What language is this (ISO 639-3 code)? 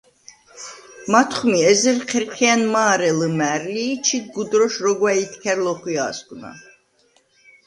sva